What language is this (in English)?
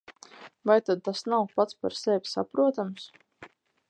Latvian